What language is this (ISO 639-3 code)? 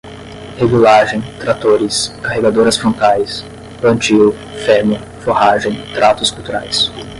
por